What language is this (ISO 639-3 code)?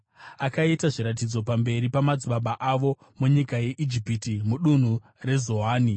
sna